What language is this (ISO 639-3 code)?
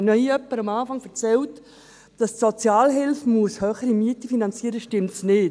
gsw